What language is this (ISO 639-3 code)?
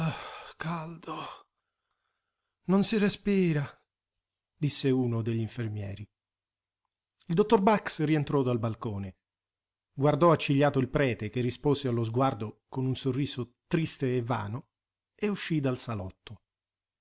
ita